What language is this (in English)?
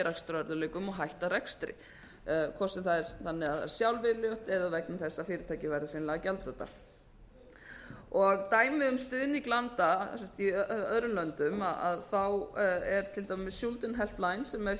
Icelandic